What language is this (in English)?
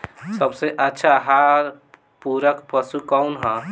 Bhojpuri